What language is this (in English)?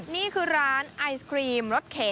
Thai